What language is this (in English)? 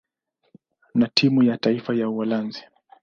Swahili